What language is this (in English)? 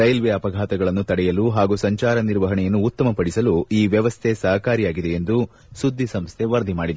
Kannada